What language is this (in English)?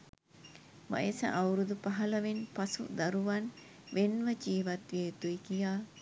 Sinhala